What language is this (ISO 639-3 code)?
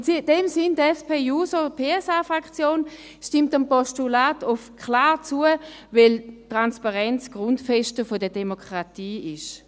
gsw